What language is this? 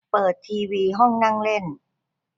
Thai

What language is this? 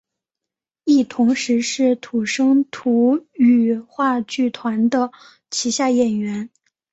Chinese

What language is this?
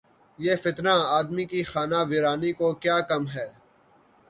Urdu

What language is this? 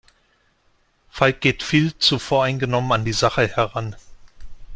German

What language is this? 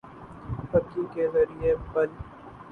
Urdu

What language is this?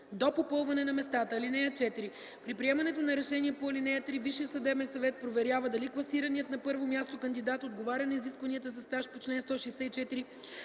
Bulgarian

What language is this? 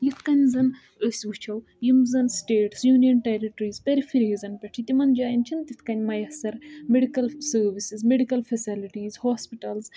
Kashmiri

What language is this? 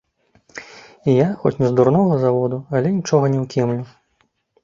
Belarusian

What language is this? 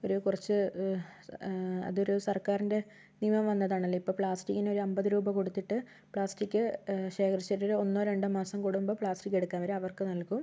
Malayalam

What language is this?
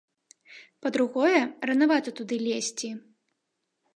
Belarusian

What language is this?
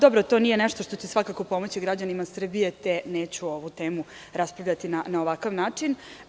Serbian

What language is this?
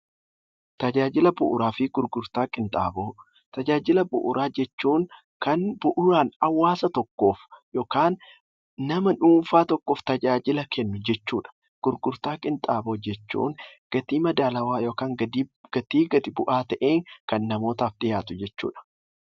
Oromo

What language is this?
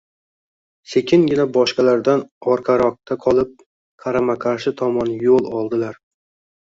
Uzbek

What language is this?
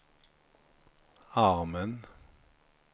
Swedish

